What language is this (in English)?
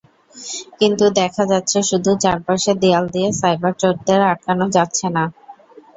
Bangla